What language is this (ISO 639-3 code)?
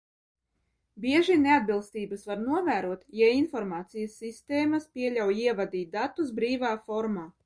lav